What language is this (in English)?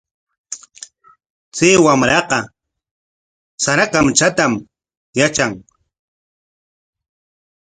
Corongo Ancash Quechua